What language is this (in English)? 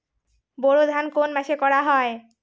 Bangla